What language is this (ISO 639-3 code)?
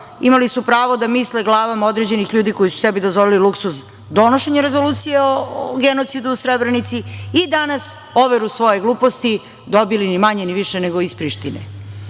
srp